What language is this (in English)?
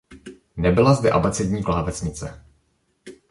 Czech